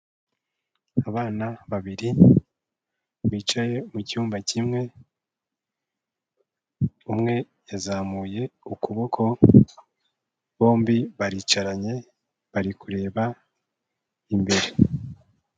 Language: Kinyarwanda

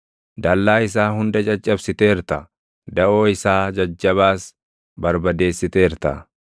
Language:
Oromo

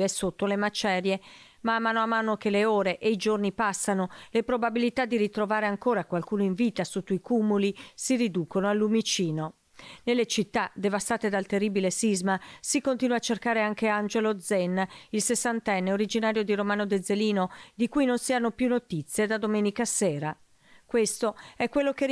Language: Italian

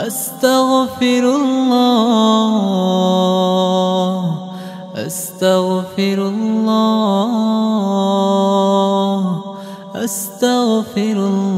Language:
Arabic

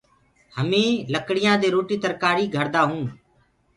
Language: Gurgula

